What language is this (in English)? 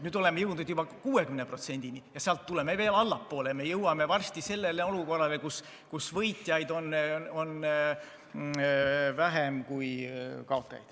Estonian